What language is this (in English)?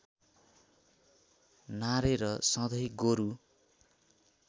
Nepali